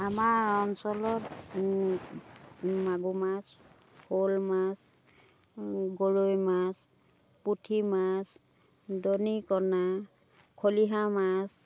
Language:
Assamese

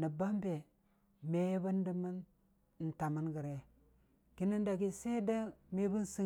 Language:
Dijim-Bwilim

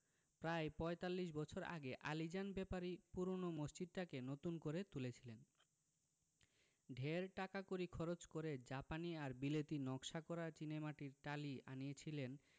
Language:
Bangla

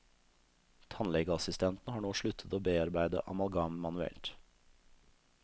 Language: Norwegian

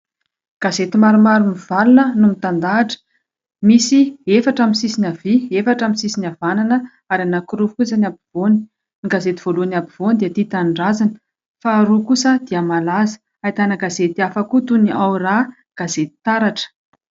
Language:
Malagasy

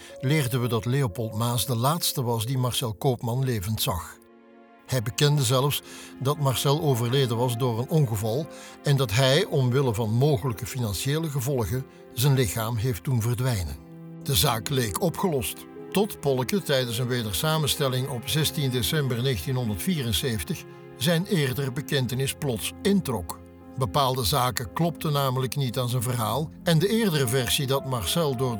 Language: Dutch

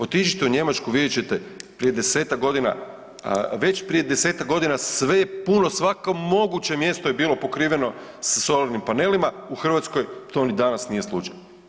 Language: Croatian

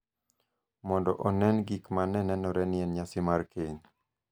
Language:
Luo (Kenya and Tanzania)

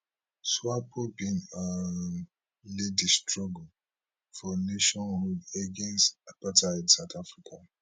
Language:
Nigerian Pidgin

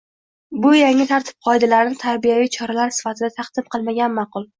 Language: Uzbek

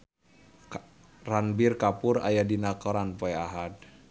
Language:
Sundanese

